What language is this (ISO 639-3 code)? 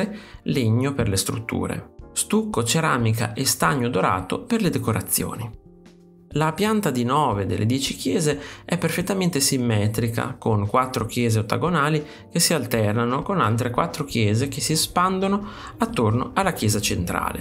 ita